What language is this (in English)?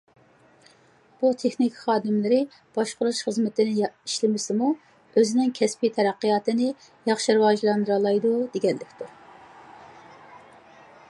Uyghur